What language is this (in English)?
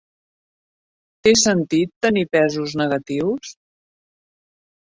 Catalan